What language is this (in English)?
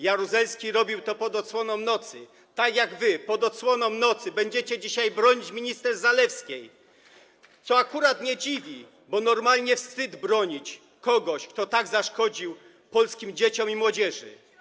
Polish